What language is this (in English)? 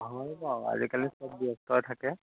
Assamese